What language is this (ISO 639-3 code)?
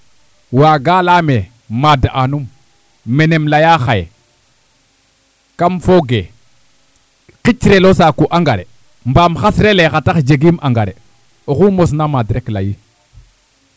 srr